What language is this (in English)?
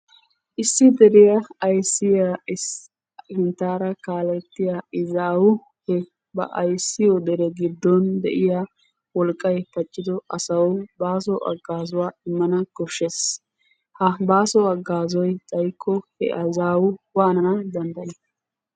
Wolaytta